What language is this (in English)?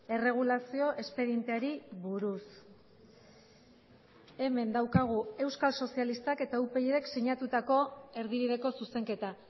Basque